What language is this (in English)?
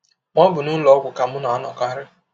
Igbo